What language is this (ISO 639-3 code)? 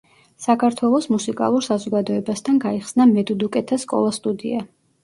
kat